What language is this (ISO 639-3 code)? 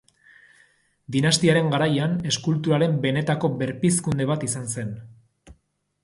eus